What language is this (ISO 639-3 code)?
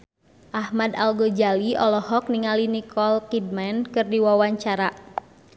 sun